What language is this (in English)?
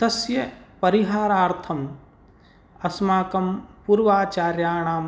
Sanskrit